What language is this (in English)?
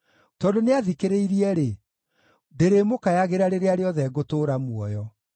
Kikuyu